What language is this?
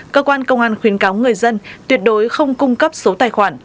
Vietnamese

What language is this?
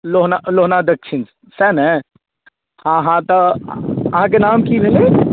Maithili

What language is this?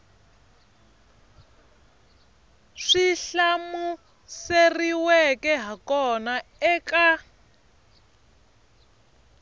Tsonga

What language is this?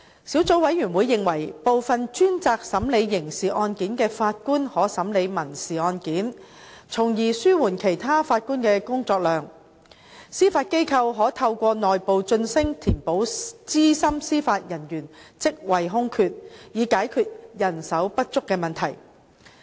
Cantonese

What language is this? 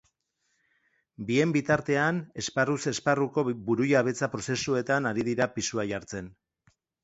Basque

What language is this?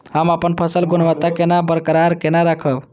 Maithili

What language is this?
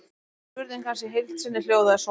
Icelandic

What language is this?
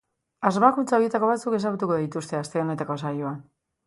Basque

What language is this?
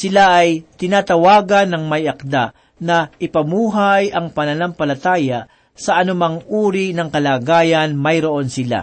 Filipino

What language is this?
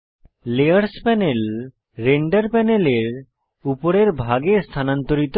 Bangla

